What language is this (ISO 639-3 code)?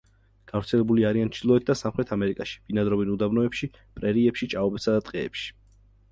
kat